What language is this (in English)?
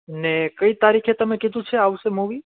Gujarati